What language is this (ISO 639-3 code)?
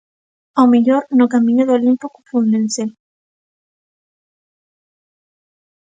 glg